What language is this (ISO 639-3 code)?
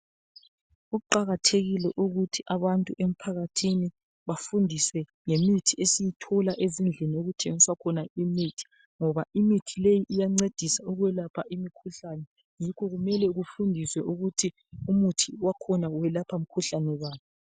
nde